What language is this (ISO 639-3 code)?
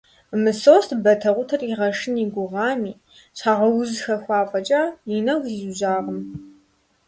kbd